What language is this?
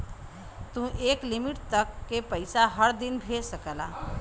Bhojpuri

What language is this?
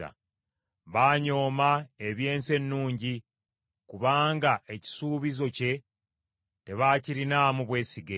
Ganda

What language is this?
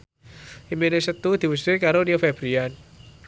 Javanese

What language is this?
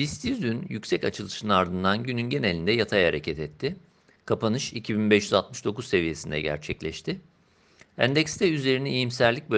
Turkish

